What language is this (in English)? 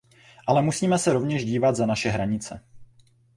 Czech